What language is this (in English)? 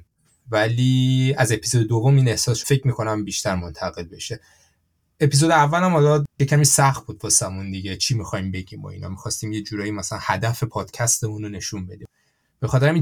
Persian